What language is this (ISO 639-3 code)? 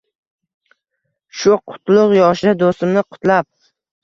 uzb